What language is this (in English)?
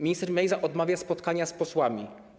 Polish